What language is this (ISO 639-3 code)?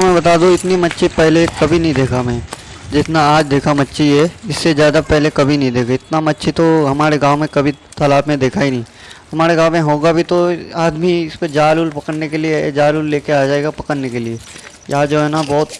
hin